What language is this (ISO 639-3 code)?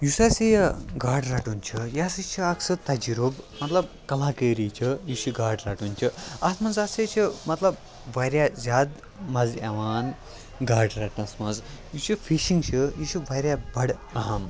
kas